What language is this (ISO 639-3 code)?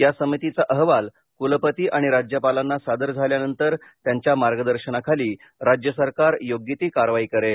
mar